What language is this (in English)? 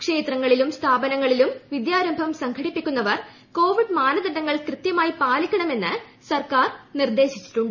Malayalam